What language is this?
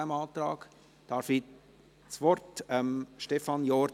Swiss German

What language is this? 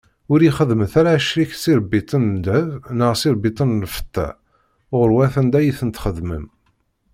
Kabyle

